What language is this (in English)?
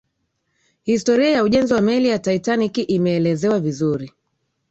Swahili